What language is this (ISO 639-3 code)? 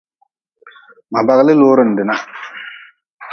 nmz